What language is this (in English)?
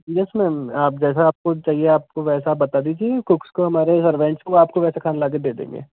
Hindi